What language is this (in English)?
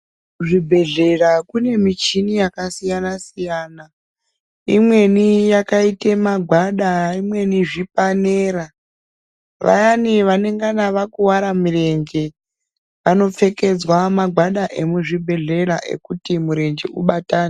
Ndau